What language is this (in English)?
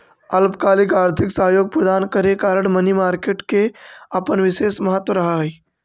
Magahi